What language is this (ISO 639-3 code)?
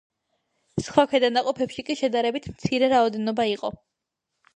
kat